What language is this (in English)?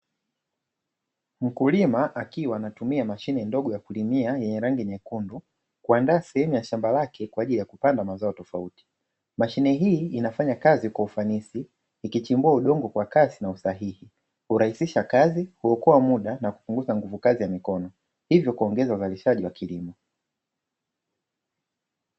Swahili